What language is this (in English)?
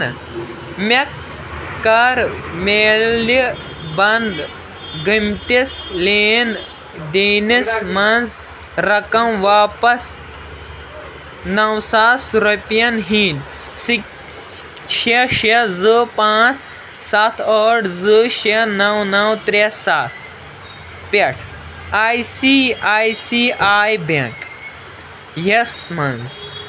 Kashmiri